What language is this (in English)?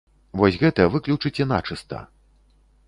Belarusian